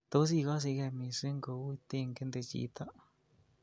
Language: Kalenjin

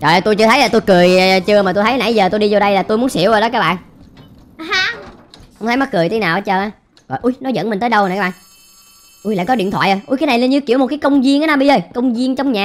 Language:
Vietnamese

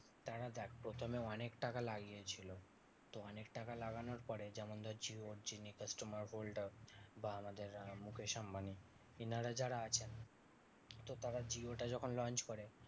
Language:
Bangla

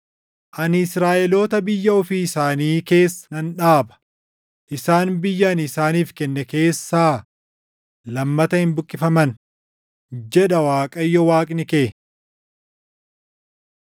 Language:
Oromo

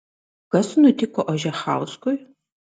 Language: Lithuanian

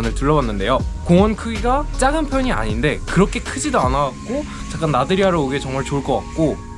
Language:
Korean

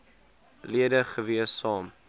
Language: Afrikaans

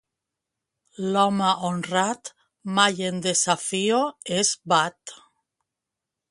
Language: Catalan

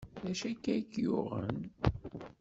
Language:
Kabyle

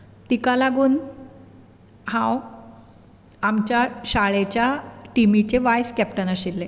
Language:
Konkani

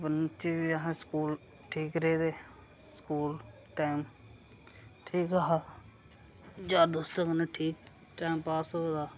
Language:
Dogri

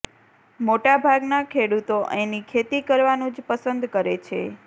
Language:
Gujarati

